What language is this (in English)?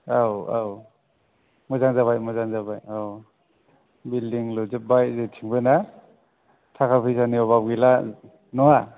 Bodo